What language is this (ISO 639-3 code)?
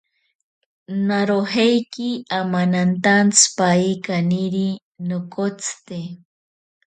prq